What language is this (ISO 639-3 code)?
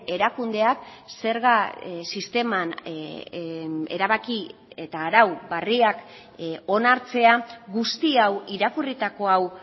eus